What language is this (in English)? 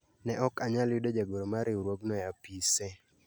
Luo (Kenya and Tanzania)